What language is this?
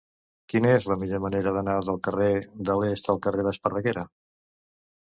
Catalan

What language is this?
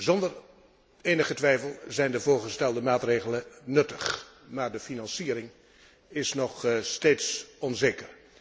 Dutch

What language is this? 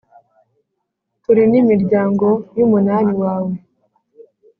Kinyarwanda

